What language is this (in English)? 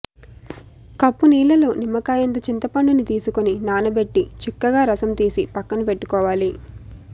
Telugu